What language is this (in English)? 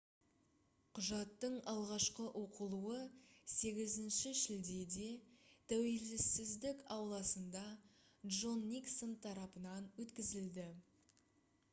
Kazakh